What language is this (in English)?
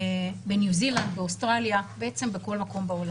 Hebrew